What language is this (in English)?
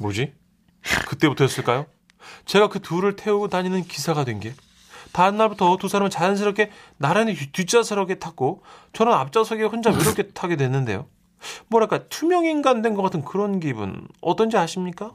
Korean